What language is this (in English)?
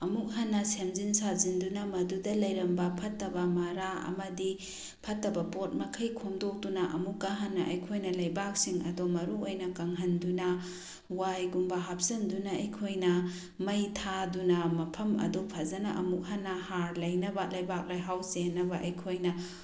Manipuri